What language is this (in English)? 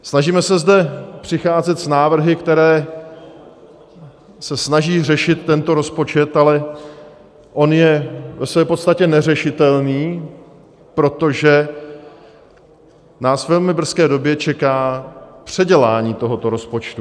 Czech